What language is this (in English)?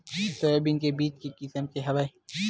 Chhattisgarhi